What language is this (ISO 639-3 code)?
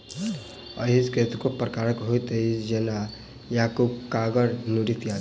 mai